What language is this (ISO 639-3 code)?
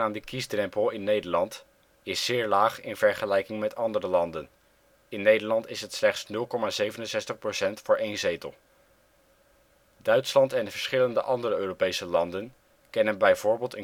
nld